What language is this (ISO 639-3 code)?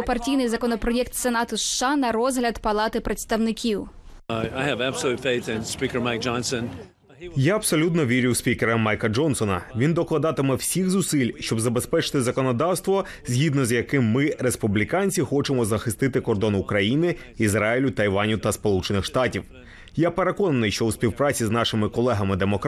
ukr